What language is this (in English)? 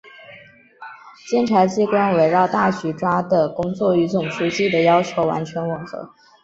Chinese